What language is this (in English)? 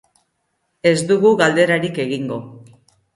Basque